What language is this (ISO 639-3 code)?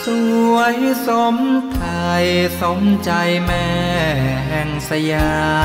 tha